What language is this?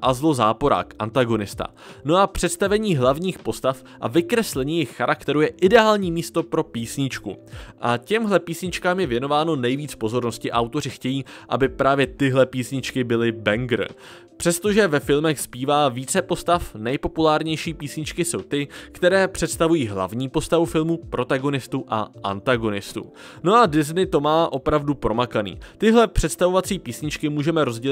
Czech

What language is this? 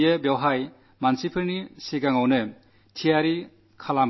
Malayalam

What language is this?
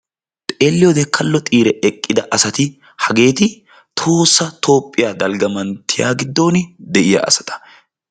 Wolaytta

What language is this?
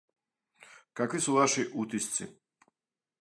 Serbian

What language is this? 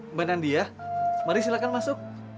Indonesian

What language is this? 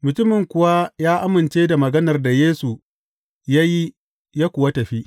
Hausa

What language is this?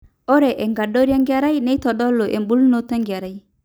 Masai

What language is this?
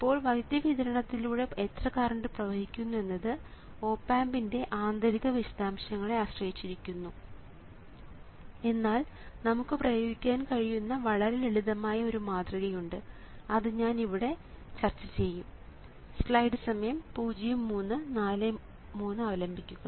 Malayalam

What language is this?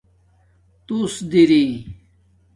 Domaaki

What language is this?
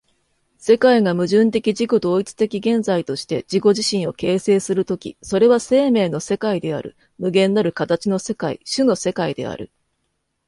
Japanese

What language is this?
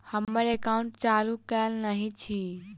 Maithili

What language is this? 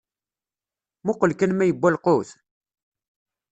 Kabyle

